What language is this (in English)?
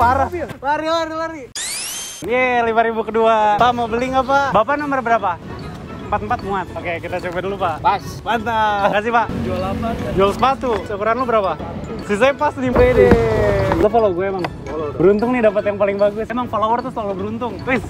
Indonesian